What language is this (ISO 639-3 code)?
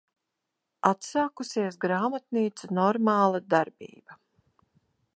lav